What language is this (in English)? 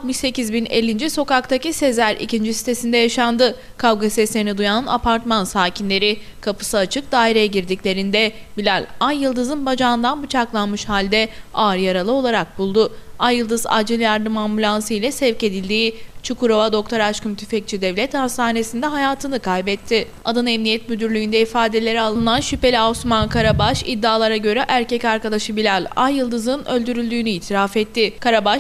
Turkish